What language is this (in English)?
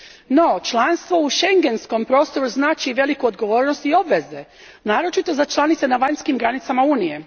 Croatian